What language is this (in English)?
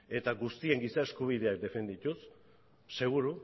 Basque